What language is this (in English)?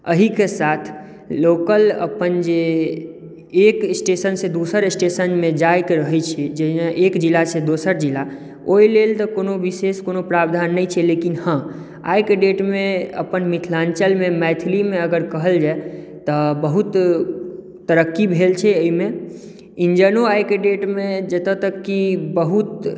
Maithili